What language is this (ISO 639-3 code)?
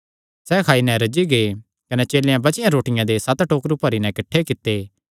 xnr